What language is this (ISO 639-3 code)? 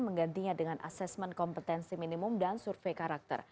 ind